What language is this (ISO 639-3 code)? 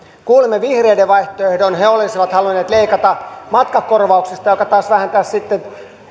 fin